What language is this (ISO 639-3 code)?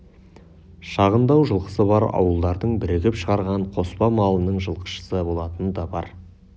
kaz